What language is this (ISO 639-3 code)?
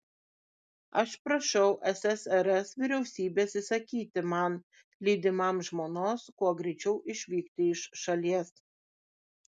lit